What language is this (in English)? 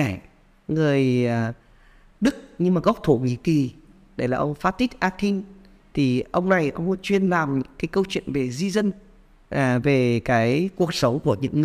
Vietnamese